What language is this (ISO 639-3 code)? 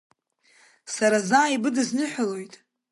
abk